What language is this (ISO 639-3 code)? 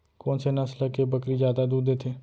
hne